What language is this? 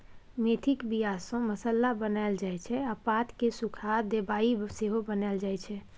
Maithili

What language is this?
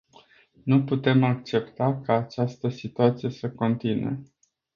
Romanian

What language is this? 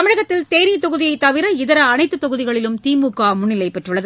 Tamil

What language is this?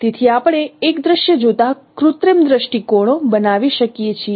Gujarati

